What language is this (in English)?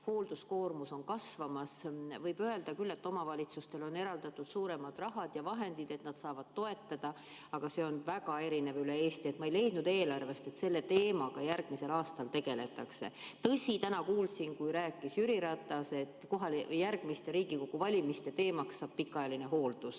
Estonian